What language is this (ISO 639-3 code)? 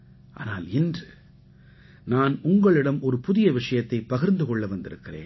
tam